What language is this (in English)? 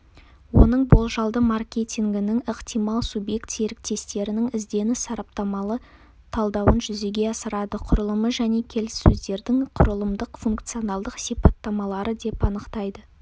Kazakh